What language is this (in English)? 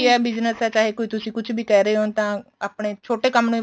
Punjabi